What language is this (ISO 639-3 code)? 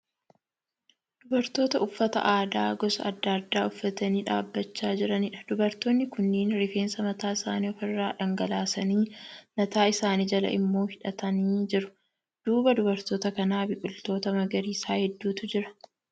orm